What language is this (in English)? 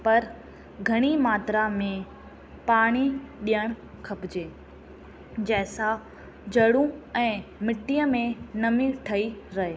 Sindhi